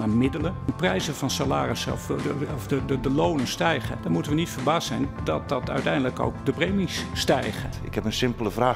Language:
Dutch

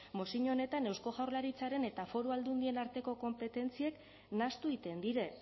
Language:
Basque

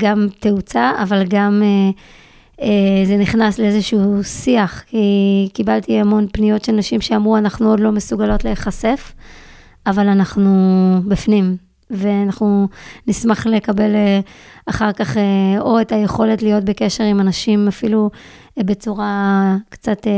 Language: Hebrew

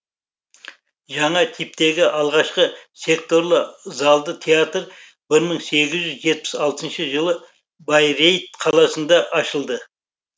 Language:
Kazakh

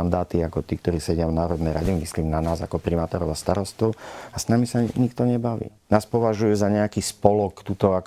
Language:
Slovak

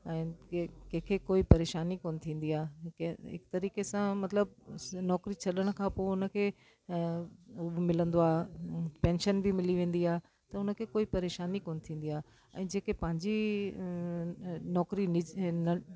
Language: Sindhi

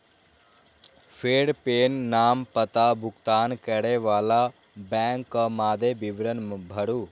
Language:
Maithili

